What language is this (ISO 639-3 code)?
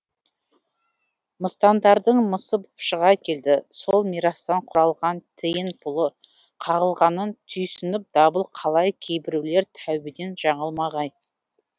kaz